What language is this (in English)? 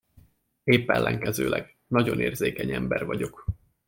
Hungarian